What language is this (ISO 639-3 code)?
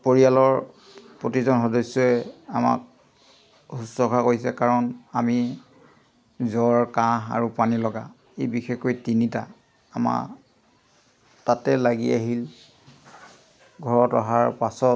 asm